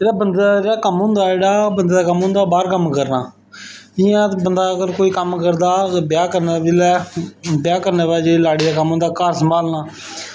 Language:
Dogri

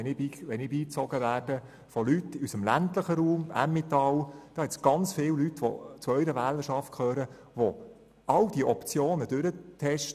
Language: Swiss German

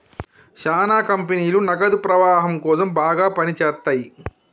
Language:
Telugu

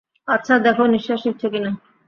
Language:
Bangla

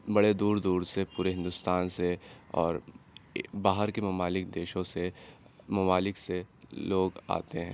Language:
Urdu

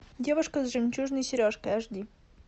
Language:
Russian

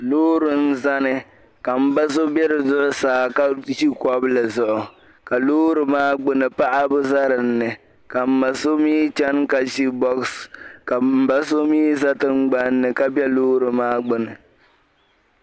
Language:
Dagbani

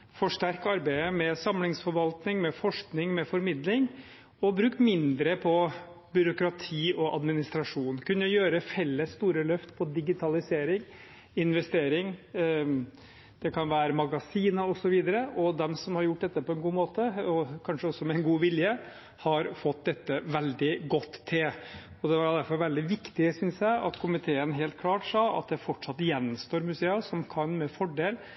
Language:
Norwegian Bokmål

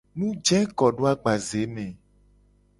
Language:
Gen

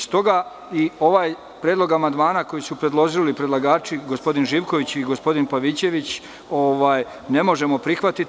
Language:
Serbian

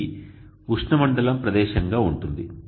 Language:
Telugu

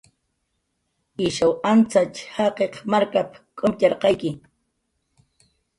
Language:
Jaqaru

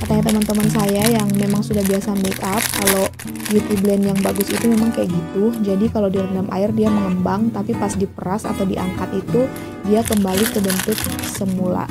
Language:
Indonesian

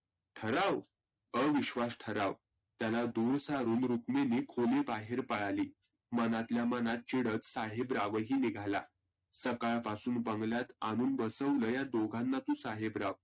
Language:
Marathi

